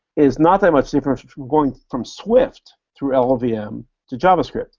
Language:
English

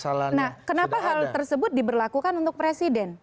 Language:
Indonesian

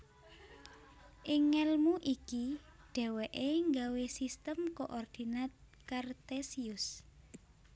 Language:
Javanese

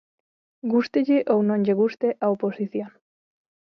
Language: Galician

